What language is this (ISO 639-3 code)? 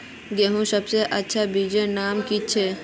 mag